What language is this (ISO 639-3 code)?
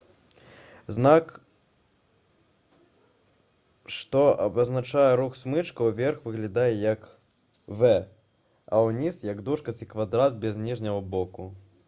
bel